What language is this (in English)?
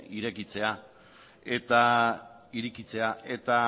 Basque